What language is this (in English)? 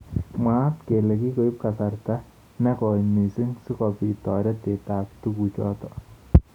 Kalenjin